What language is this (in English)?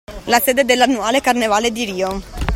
Italian